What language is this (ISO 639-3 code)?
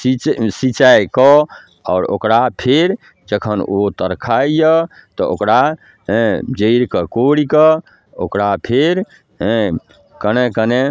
mai